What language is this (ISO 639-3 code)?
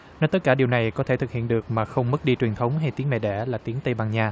vie